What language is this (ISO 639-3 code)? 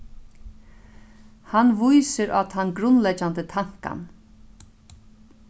fao